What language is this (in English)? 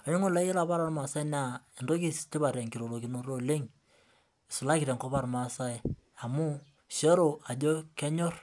Masai